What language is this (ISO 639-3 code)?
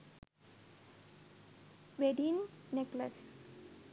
sin